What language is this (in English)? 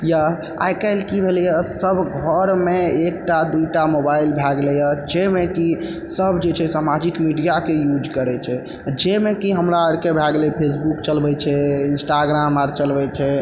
Maithili